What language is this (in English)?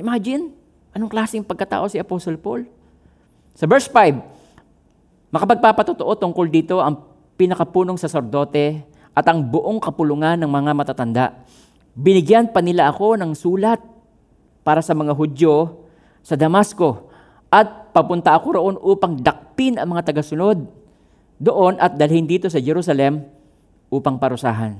Filipino